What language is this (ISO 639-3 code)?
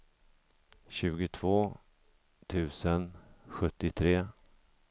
swe